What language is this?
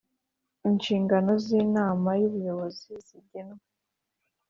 Kinyarwanda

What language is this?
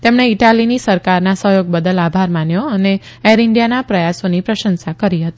Gujarati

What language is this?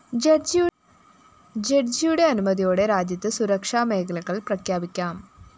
Malayalam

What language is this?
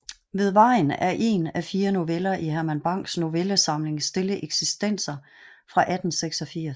Danish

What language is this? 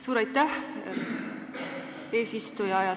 Estonian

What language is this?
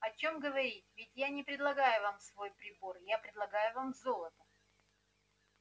Russian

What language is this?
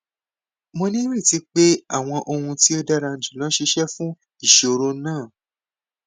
Yoruba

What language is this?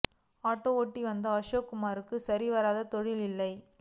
Tamil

